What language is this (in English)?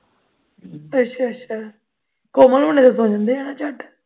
Punjabi